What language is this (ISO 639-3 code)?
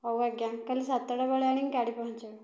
ori